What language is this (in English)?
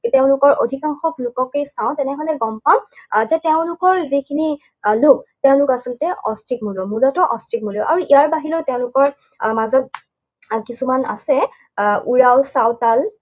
Assamese